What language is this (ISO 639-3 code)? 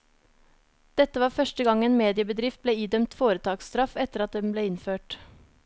nor